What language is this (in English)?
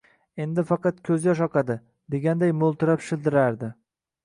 Uzbek